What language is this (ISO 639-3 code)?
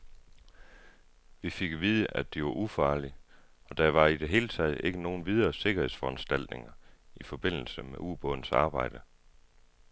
dan